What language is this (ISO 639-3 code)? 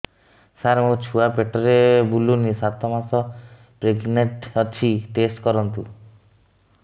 ori